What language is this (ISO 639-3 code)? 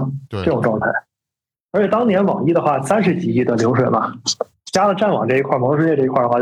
zho